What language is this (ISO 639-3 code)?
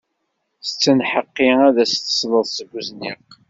kab